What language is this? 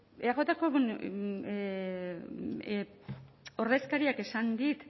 Basque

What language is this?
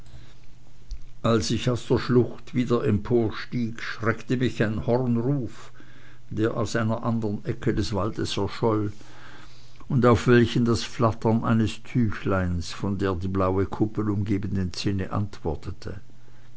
German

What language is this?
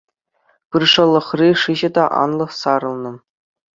Chuvash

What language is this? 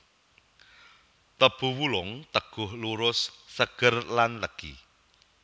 Javanese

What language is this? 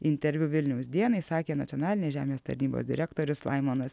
Lithuanian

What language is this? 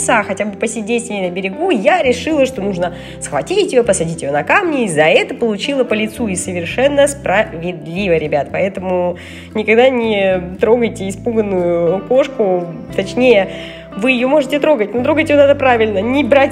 Russian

